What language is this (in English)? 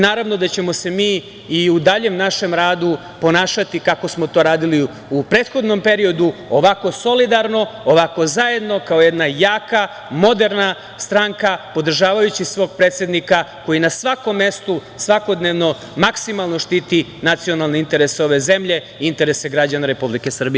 Serbian